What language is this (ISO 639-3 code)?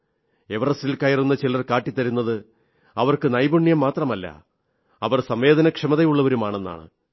mal